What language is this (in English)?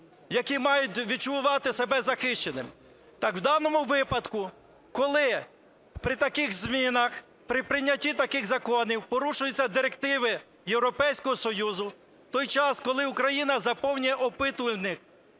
Ukrainian